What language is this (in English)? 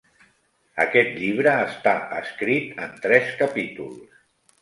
Catalan